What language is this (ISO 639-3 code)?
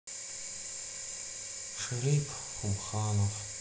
rus